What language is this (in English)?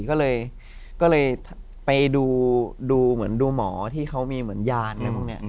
Thai